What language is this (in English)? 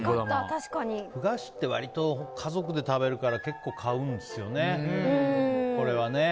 Japanese